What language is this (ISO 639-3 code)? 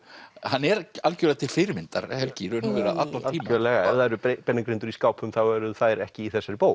isl